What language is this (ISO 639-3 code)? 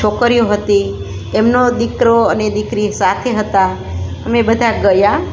guj